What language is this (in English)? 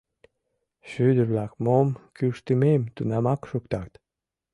Mari